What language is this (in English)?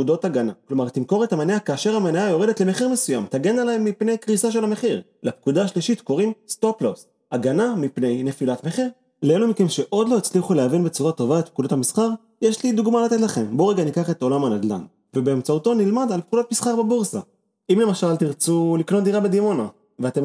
Hebrew